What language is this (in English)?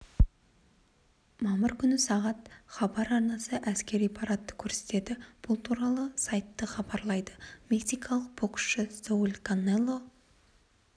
Kazakh